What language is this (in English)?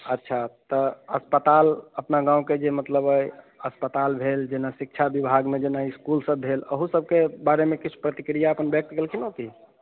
Maithili